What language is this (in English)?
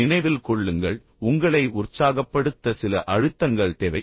Tamil